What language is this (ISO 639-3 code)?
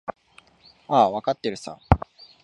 jpn